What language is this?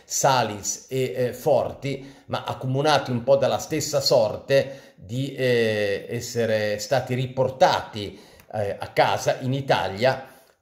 Italian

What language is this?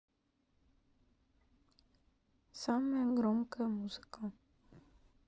Russian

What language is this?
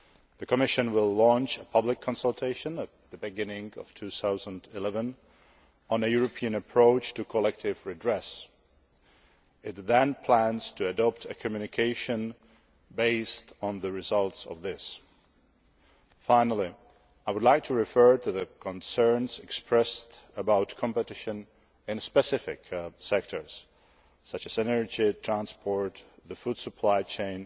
English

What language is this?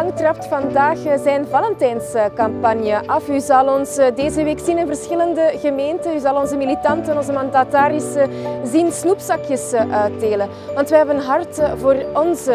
Dutch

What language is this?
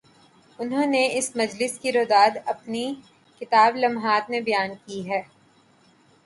Urdu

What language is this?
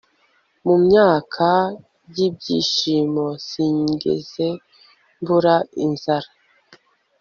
Kinyarwanda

